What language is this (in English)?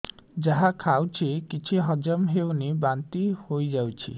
Odia